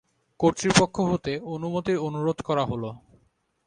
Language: Bangla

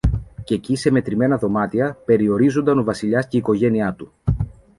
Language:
Greek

